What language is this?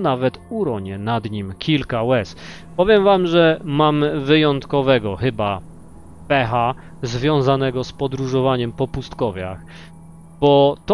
Polish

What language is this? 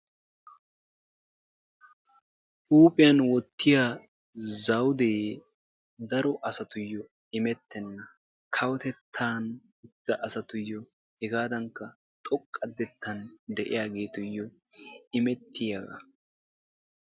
Wolaytta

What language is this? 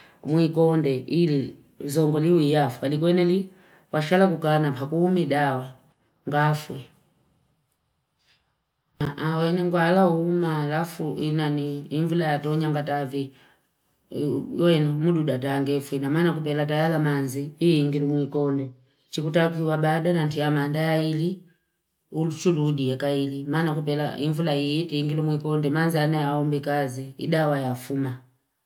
Fipa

